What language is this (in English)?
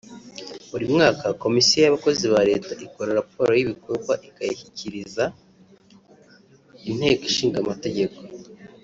Kinyarwanda